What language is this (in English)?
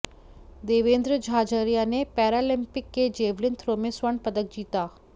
Hindi